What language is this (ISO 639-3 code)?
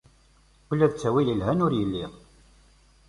kab